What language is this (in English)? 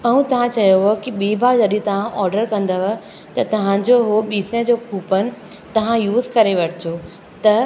Sindhi